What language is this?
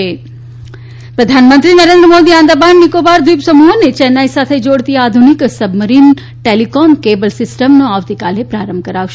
Gujarati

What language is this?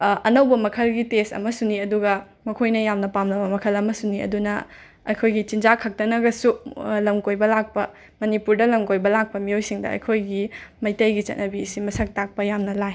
Manipuri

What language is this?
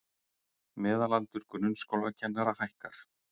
Icelandic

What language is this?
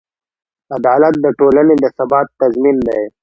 Pashto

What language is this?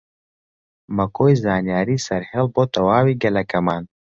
Central Kurdish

